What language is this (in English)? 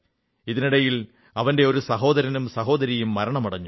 Malayalam